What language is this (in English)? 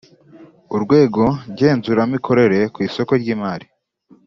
Kinyarwanda